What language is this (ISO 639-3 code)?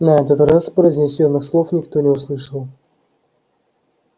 rus